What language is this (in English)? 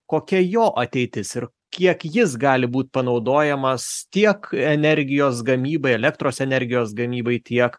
Lithuanian